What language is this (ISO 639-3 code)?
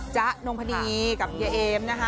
tha